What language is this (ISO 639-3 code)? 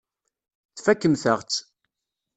kab